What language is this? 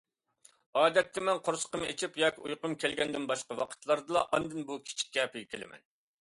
Uyghur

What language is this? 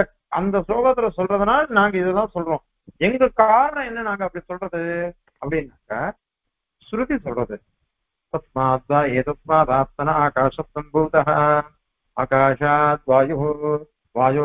Tamil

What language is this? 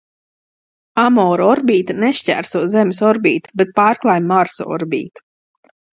Latvian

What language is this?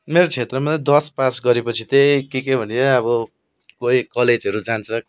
Nepali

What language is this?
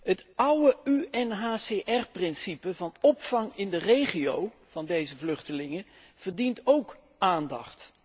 Dutch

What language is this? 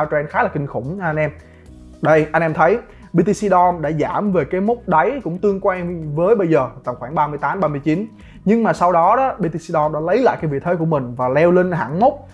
Vietnamese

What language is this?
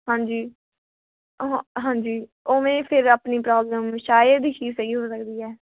Punjabi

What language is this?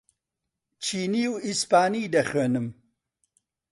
Central Kurdish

